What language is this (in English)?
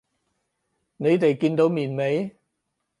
Cantonese